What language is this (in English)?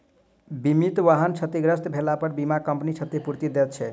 Maithili